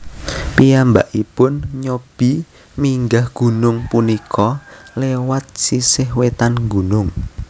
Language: Javanese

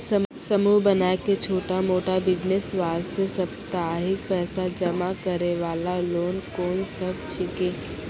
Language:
Maithili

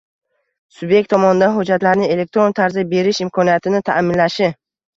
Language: Uzbek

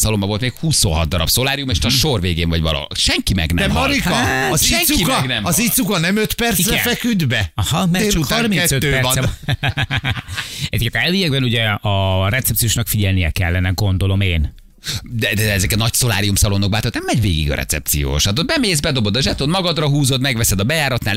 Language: Hungarian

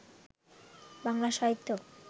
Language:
Bangla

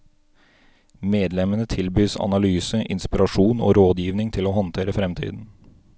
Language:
Norwegian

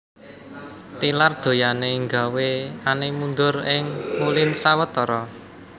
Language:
Javanese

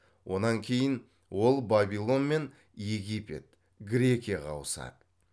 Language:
Kazakh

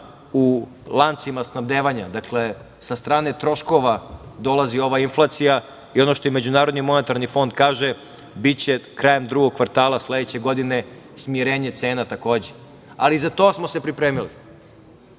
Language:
Serbian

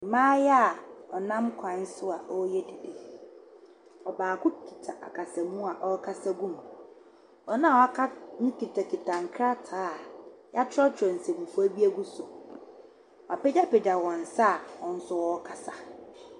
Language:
Akan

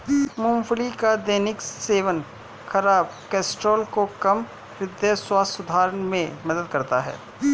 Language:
Hindi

